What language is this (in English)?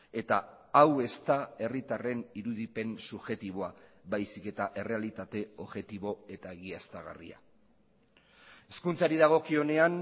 Basque